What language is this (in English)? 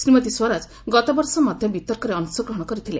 Odia